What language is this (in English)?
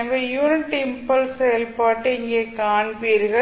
Tamil